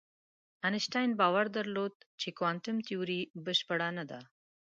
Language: Pashto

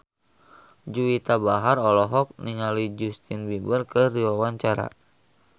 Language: Sundanese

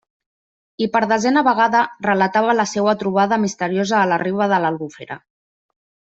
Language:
Catalan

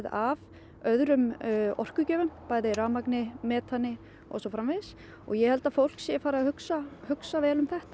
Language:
Icelandic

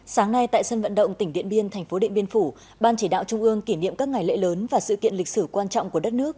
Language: Vietnamese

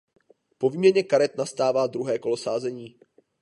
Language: Czech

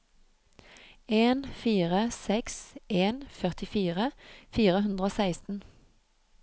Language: Norwegian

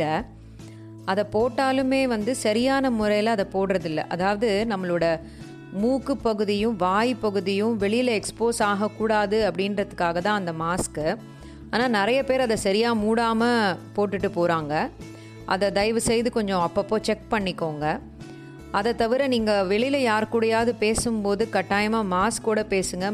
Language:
Tamil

